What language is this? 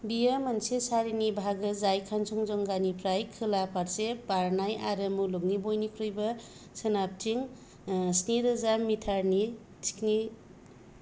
Bodo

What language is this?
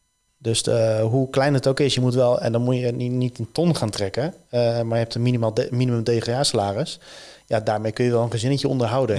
Dutch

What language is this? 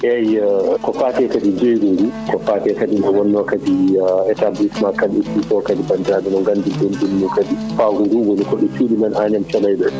Fula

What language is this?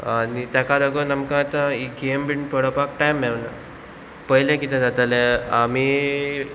Konkani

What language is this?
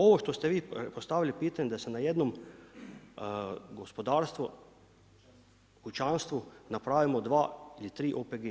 Croatian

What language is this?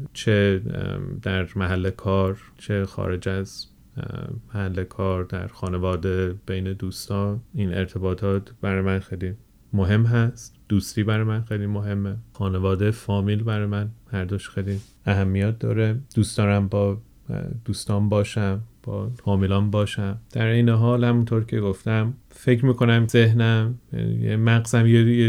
Persian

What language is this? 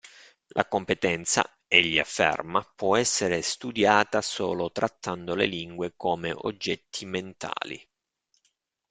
Italian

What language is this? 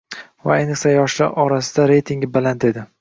Uzbek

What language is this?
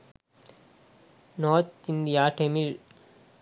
Sinhala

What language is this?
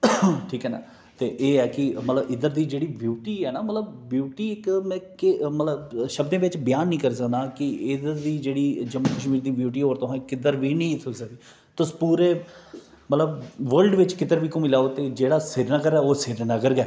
Dogri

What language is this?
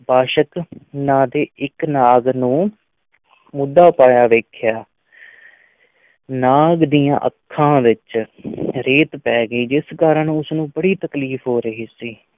Punjabi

